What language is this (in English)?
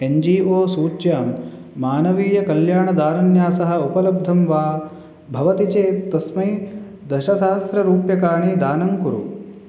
Sanskrit